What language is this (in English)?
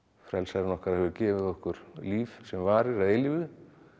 Icelandic